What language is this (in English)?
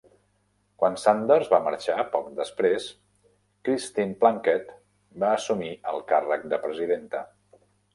Catalan